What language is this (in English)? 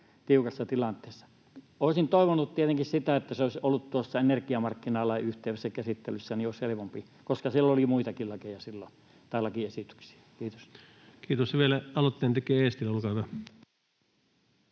Finnish